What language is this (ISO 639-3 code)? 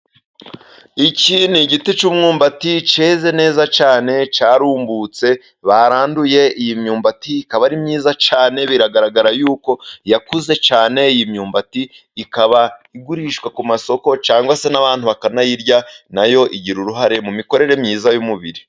kin